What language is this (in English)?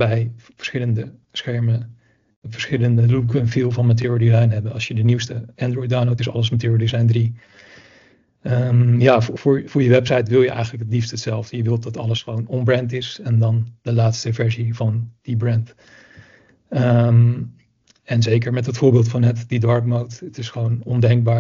Dutch